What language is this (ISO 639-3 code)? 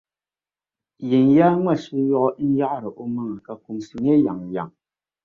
dag